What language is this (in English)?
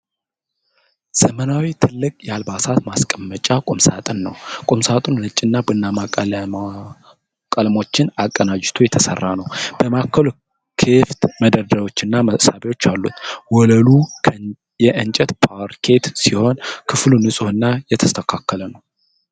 Amharic